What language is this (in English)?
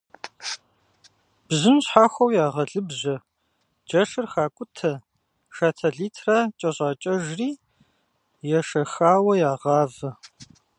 Kabardian